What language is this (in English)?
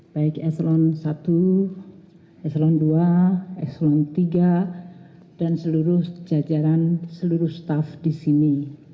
Indonesian